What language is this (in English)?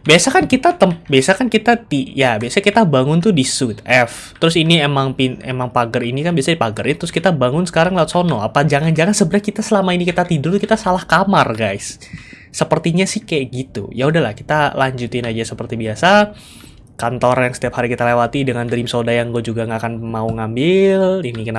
Indonesian